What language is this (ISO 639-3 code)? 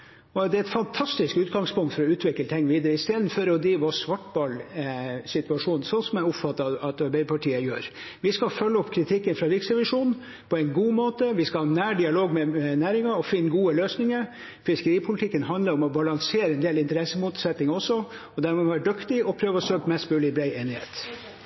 nob